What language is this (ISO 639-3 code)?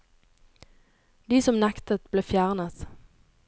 nor